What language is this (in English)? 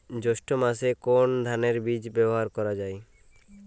Bangla